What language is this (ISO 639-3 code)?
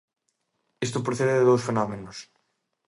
glg